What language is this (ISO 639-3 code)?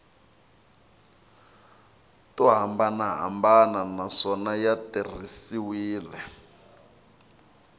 tso